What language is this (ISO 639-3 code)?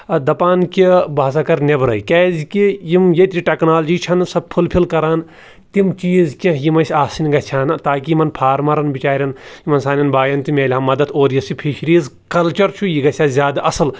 kas